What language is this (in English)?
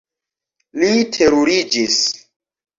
Esperanto